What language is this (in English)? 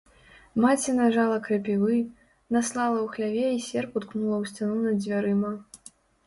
Belarusian